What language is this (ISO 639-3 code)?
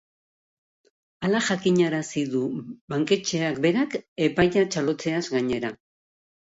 eus